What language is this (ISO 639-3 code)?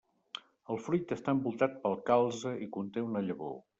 cat